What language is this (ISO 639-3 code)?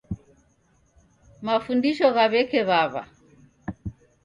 dav